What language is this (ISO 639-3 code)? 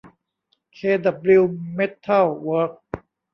tha